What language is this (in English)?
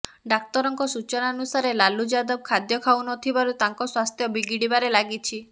Odia